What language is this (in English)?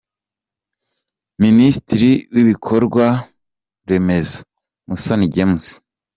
Kinyarwanda